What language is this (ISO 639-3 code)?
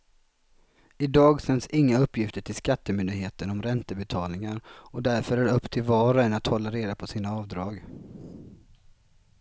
swe